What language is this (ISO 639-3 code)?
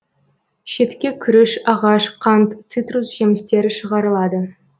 kaz